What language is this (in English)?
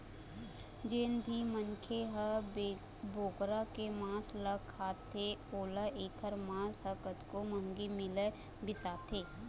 Chhattisgarhi